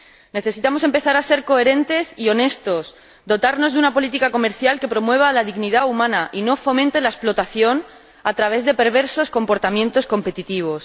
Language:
Spanish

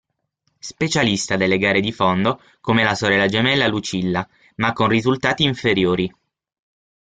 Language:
Italian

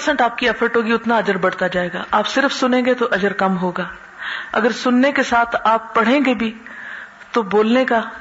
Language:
Urdu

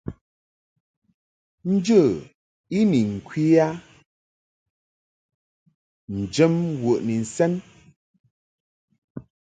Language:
Mungaka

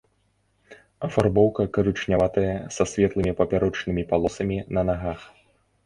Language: Belarusian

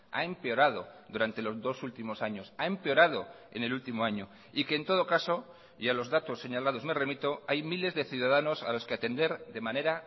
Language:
Spanish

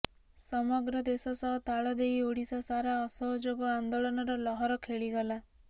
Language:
Odia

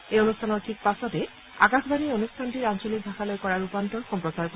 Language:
Assamese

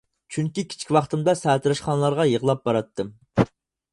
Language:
Uyghur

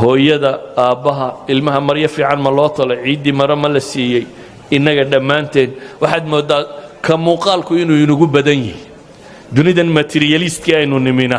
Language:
Arabic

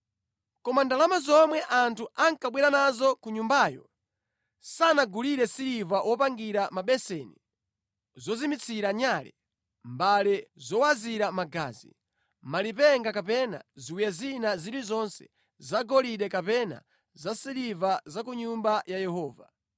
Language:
Nyanja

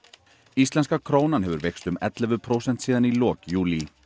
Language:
Icelandic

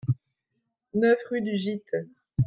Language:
French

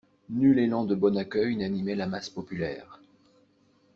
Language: French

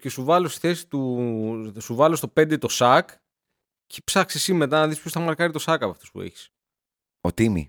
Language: Greek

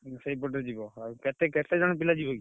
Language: Odia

